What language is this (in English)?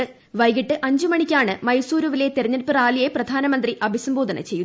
Malayalam